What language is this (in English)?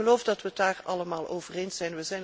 Dutch